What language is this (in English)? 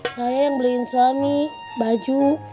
Indonesian